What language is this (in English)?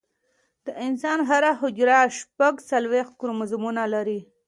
Pashto